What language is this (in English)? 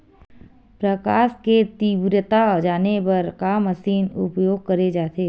Chhattisgarhi